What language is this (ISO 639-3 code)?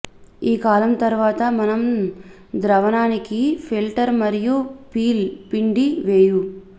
tel